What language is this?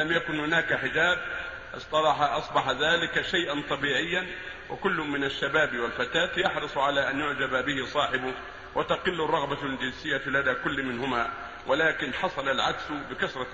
Arabic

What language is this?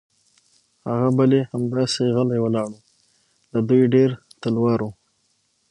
Pashto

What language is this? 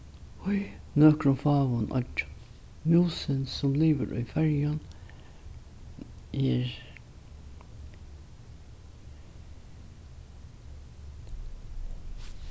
Faroese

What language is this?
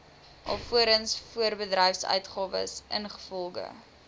Afrikaans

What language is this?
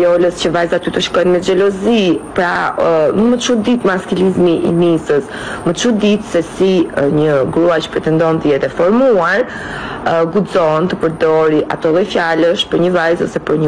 Romanian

